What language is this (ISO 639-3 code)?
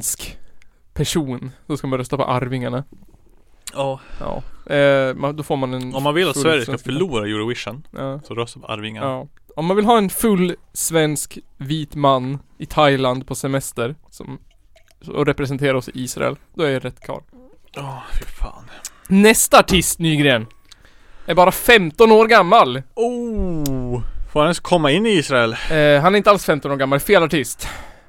swe